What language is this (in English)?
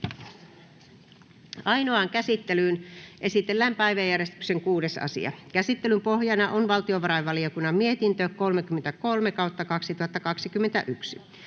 Finnish